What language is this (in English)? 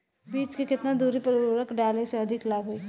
Bhojpuri